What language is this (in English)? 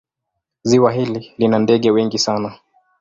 Swahili